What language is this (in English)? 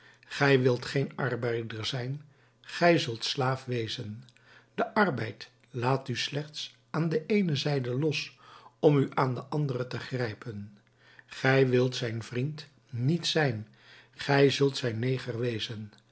Dutch